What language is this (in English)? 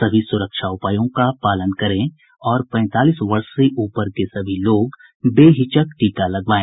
Hindi